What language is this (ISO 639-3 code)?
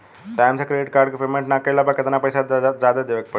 bho